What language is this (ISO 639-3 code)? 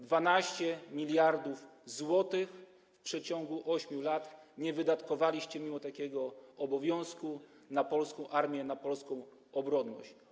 pol